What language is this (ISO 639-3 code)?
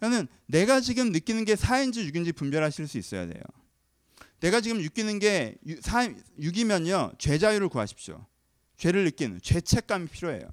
kor